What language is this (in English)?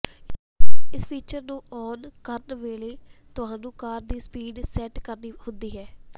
Punjabi